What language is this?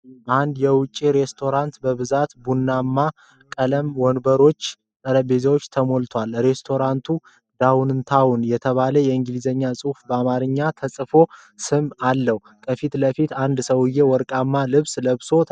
Amharic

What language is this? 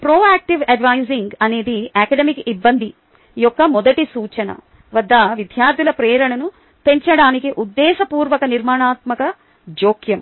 Telugu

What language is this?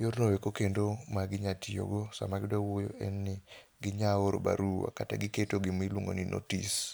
Luo (Kenya and Tanzania)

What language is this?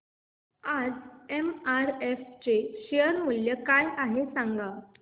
Marathi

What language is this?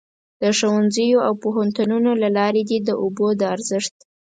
Pashto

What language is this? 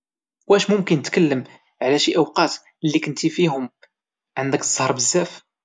Moroccan Arabic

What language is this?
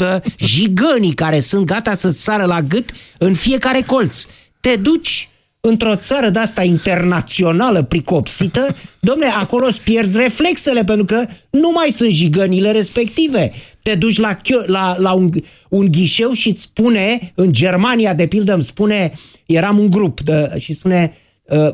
Romanian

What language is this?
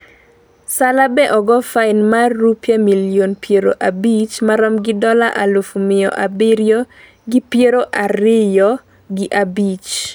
Luo (Kenya and Tanzania)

